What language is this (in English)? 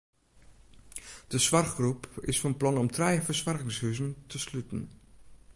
Western Frisian